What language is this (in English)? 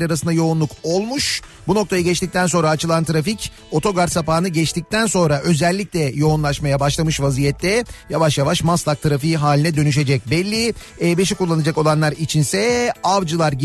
Turkish